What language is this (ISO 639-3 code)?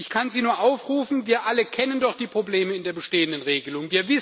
deu